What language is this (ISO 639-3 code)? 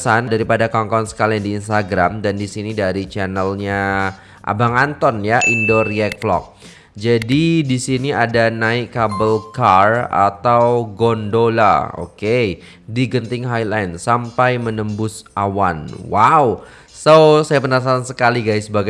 ind